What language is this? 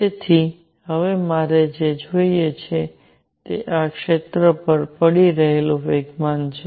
Gujarati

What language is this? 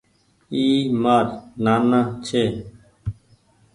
Goaria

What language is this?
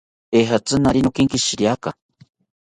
South Ucayali Ashéninka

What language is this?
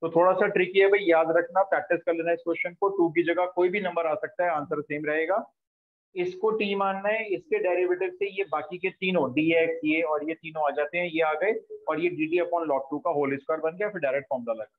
Hindi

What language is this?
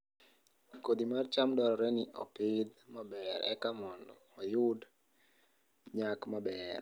Luo (Kenya and Tanzania)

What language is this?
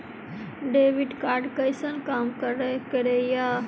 Maithili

